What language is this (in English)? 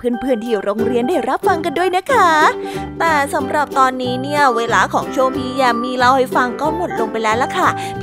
Thai